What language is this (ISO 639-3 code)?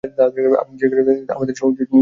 ben